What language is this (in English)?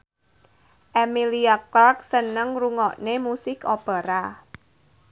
Javanese